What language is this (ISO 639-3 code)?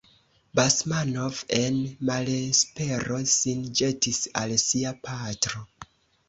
epo